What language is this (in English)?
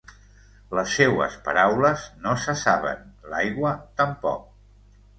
Catalan